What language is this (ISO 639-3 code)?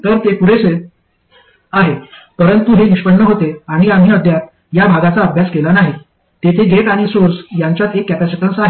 mar